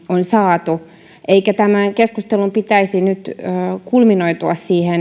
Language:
Finnish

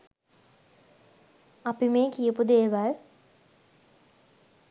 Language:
Sinhala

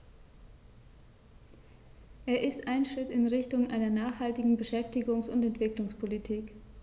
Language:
German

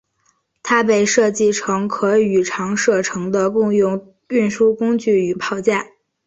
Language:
Chinese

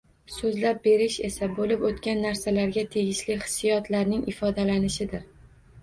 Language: Uzbek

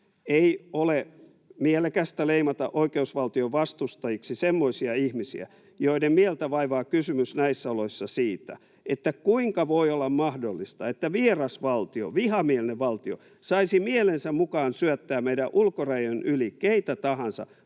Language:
Finnish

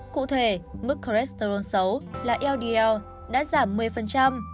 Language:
Vietnamese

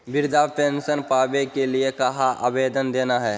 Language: Magahi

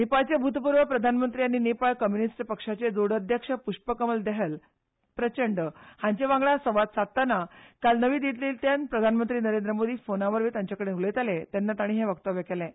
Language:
Konkani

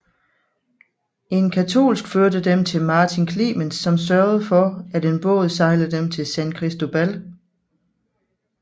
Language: Danish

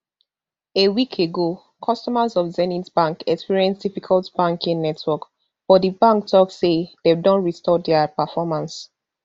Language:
Nigerian Pidgin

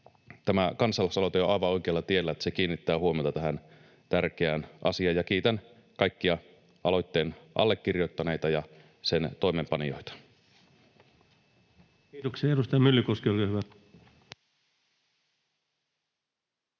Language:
Finnish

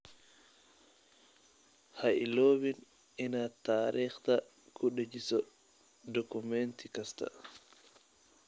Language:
Somali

